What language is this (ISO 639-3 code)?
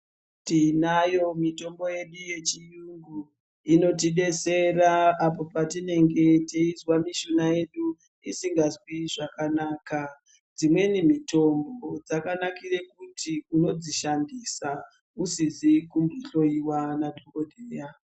ndc